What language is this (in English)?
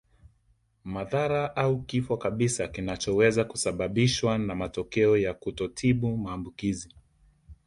Swahili